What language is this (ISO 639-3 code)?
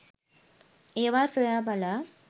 sin